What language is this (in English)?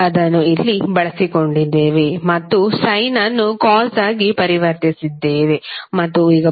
Kannada